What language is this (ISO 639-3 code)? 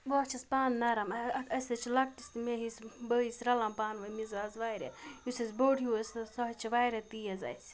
kas